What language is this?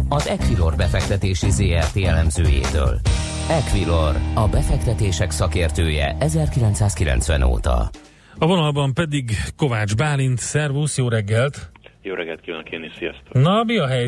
Hungarian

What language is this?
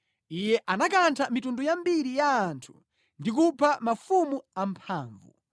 Nyanja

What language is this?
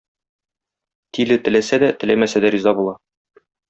Tatar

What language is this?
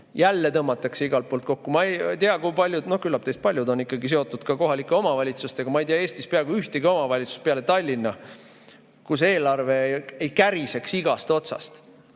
Estonian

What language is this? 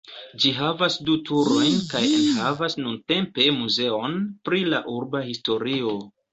Esperanto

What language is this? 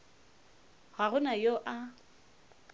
Northern Sotho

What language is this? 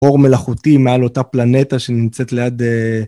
Hebrew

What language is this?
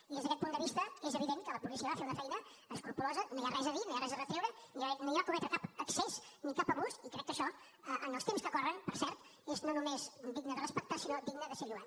Catalan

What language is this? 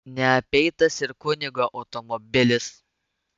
Lithuanian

